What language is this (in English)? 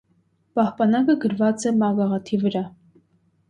Armenian